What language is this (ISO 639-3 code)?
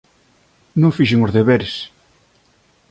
glg